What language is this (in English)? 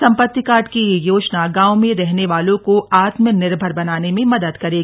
Hindi